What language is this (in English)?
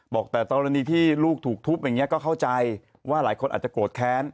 Thai